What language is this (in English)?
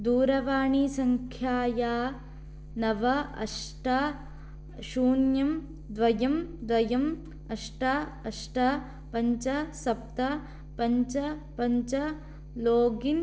Sanskrit